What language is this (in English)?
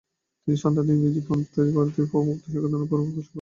Bangla